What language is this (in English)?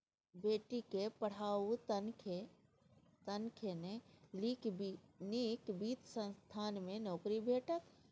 Maithili